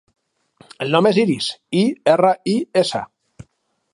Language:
Catalan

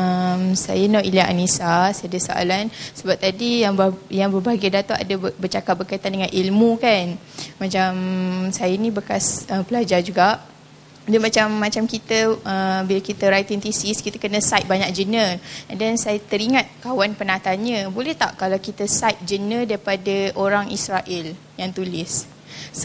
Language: Malay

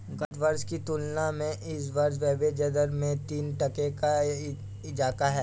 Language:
Hindi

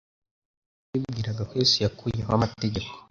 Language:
Kinyarwanda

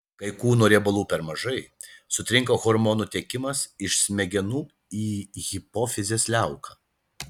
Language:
Lithuanian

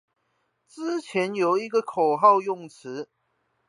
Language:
Chinese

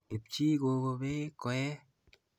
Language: Kalenjin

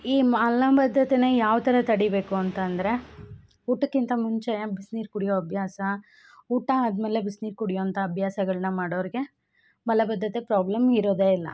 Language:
Kannada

